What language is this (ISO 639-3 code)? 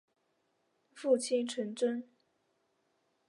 zho